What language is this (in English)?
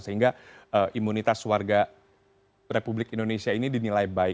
Indonesian